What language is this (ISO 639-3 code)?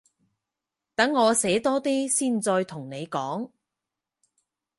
yue